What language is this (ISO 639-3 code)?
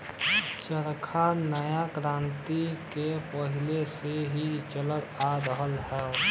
bho